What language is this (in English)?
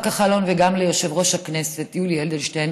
Hebrew